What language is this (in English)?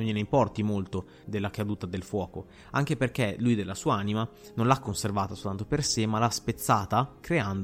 Italian